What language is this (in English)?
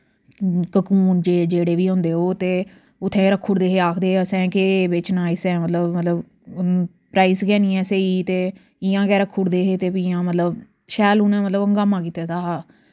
Dogri